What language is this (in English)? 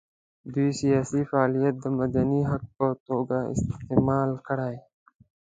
Pashto